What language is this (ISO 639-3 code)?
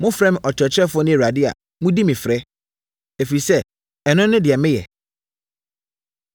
aka